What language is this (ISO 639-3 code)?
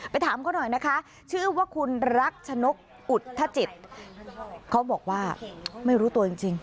tha